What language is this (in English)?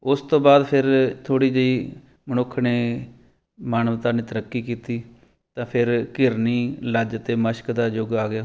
Punjabi